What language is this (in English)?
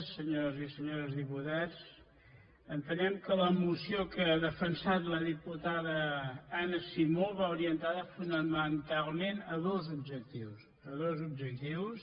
Catalan